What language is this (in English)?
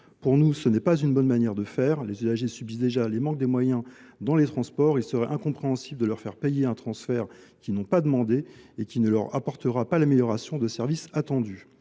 French